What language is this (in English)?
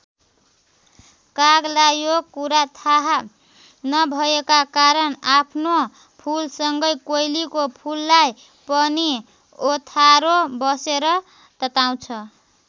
Nepali